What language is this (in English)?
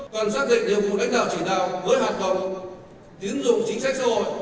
Vietnamese